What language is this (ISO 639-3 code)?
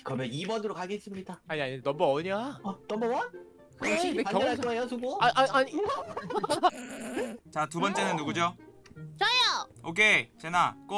kor